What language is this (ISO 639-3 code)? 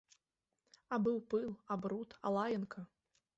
bel